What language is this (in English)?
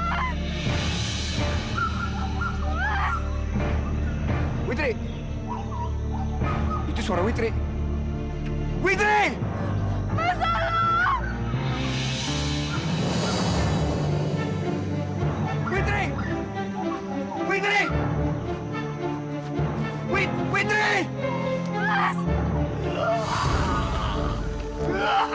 Indonesian